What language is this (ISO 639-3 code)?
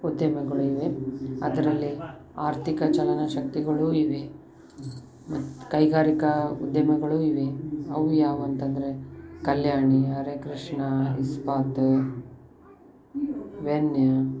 kan